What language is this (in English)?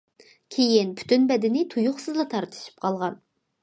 Uyghur